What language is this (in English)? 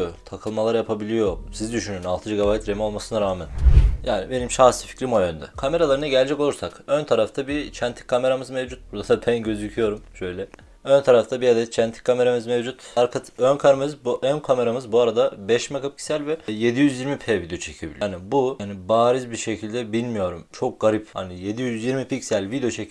Turkish